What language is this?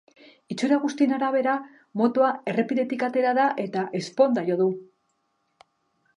Basque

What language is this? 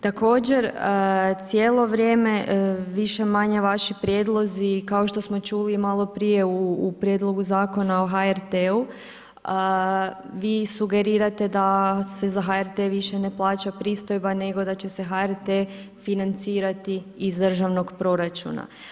Croatian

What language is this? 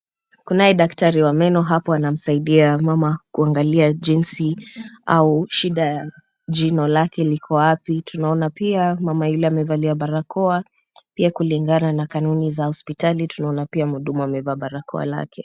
Swahili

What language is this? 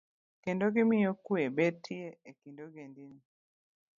Luo (Kenya and Tanzania)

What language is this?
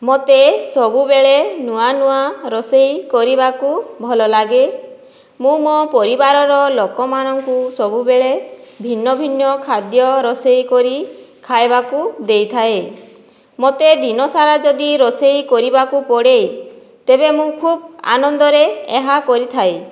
Odia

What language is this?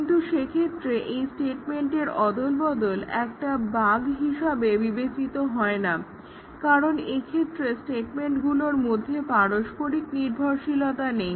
Bangla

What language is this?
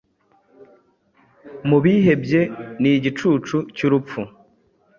Kinyarwanda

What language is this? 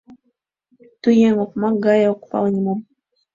Mari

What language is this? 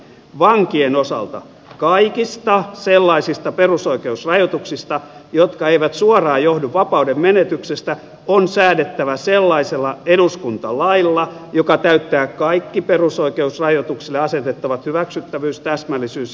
Finnish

